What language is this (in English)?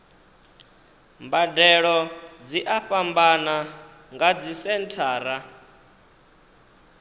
Venda